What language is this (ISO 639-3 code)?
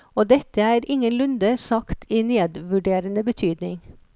nor